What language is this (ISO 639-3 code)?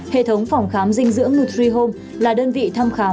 vie